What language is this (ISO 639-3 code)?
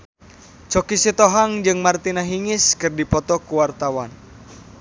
sun